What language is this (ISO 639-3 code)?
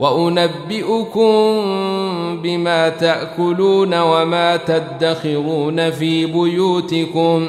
ara